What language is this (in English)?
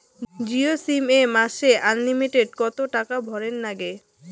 Bangla